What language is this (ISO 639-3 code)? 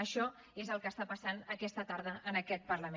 cat